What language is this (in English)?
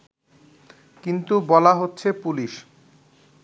Bangla